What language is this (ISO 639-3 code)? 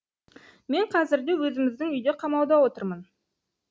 kaz